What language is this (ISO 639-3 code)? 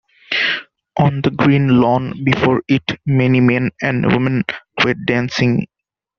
eng